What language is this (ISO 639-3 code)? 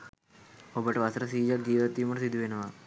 sin